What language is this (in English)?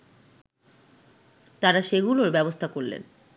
Bangla